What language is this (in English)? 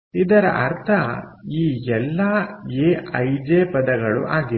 Kannada